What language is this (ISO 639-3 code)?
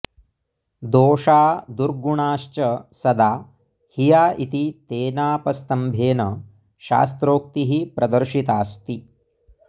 san